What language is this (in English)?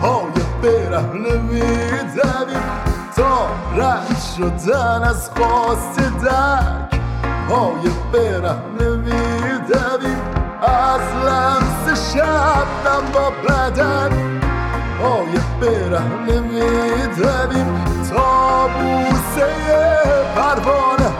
Persian